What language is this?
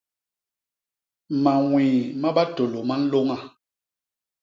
Basaa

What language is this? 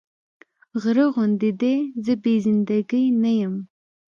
Pashto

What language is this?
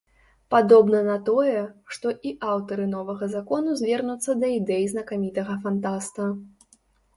Belarusian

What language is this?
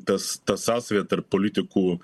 Lithuanian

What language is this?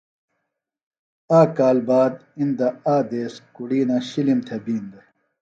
Phalura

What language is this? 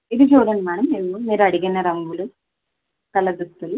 Telugu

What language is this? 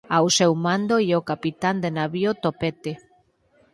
Galician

